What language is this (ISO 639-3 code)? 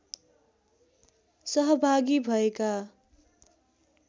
nep